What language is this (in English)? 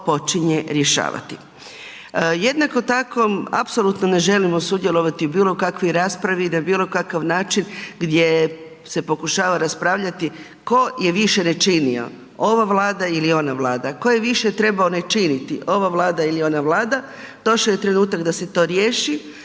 Croatian